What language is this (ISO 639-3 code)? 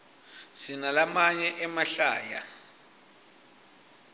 ssw